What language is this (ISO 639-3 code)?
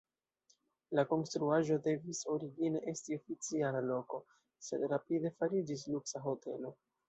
epo